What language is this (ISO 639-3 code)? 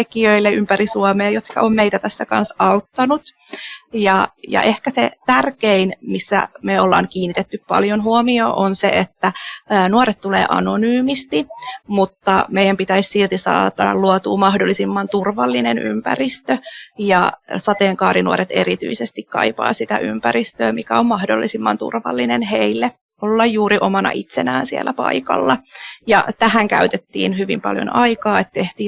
fin